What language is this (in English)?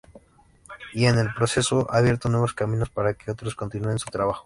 Spanish